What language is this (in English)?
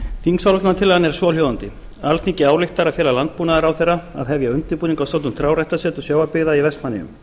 Icelandic